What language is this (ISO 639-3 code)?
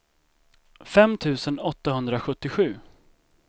swe